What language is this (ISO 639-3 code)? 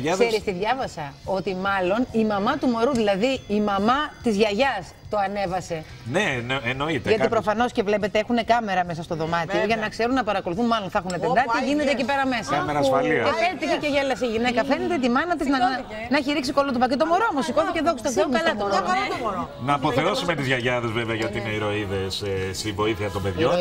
ell